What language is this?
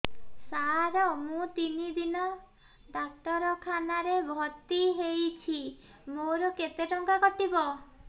Odia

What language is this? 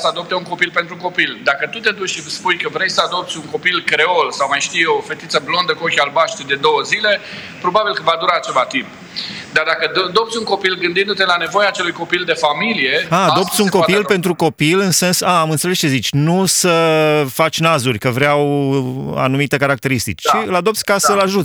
Romanian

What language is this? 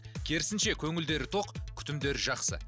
Kazakh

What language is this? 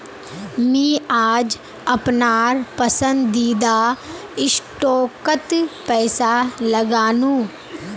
Magahi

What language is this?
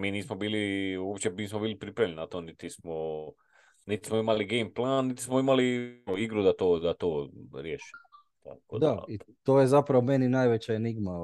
Croatian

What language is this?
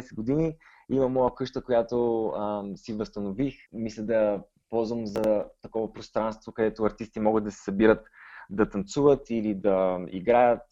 Bulgarian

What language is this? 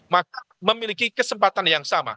Indonesian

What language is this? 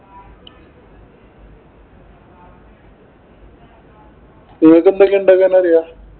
Malayalam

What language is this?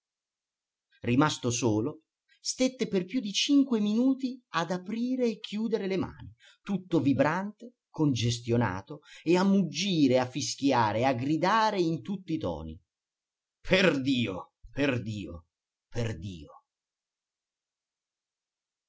Italian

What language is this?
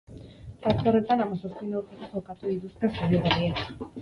Basque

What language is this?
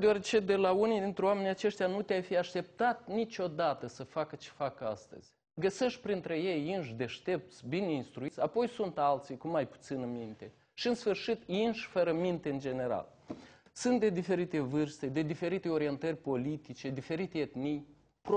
Romanian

